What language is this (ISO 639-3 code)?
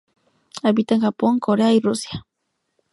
spa